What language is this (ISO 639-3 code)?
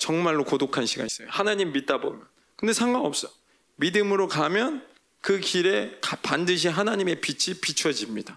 kor